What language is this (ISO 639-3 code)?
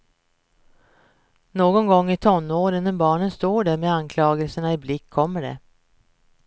swe